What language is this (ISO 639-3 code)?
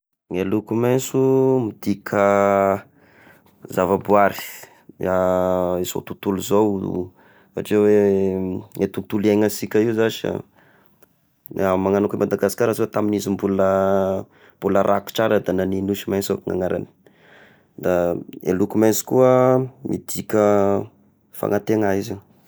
tkg